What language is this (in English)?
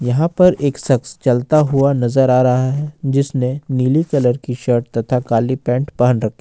Hindi